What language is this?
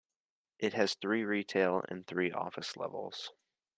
English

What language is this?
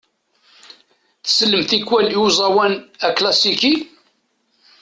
Kabyle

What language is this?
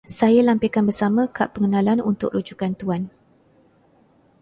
Malay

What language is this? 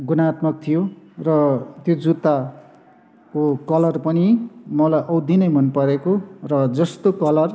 Nepali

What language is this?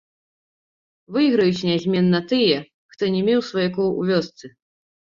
Belarusian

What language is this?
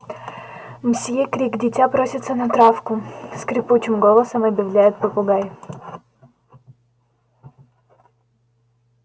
Russian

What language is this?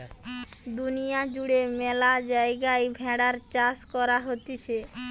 Bangla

